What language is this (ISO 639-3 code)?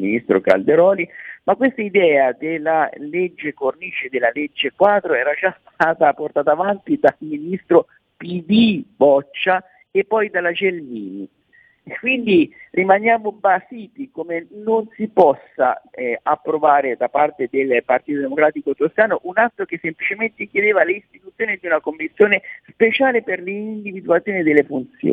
ita